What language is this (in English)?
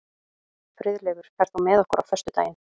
Icelandic